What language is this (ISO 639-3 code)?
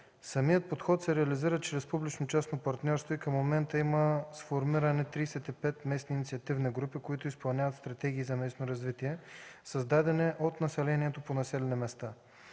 bul